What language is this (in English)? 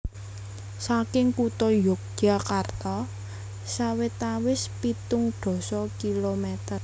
Javanese